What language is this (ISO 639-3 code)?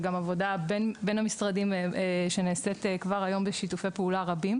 heb